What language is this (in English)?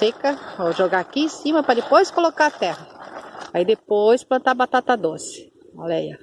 Portuguese